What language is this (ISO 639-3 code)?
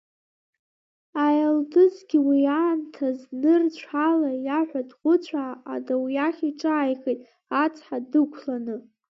abk